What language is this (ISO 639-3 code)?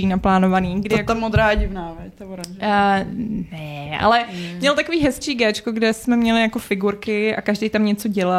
ces